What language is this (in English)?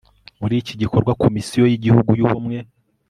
Kinyarwanda